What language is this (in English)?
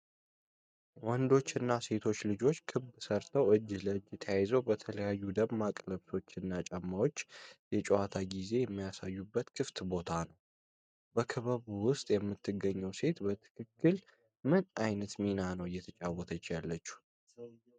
Amharic